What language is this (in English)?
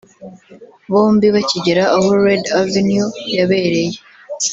Kinyarwanda